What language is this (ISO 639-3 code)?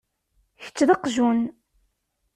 kab